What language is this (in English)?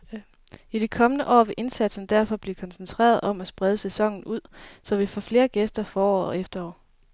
Danish